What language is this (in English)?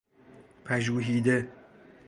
Persian